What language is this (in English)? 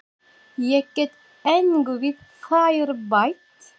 Icelandic